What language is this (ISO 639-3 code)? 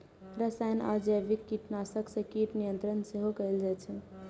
mai